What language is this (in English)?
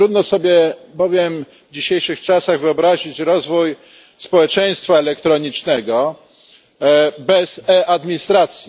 Polish